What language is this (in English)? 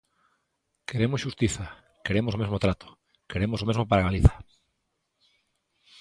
Galician